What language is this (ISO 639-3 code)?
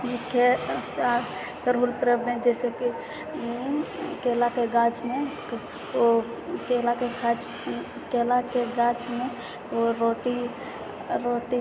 mai